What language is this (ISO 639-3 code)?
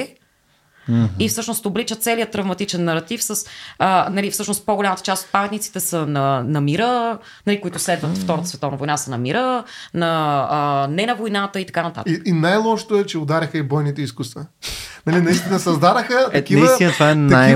bul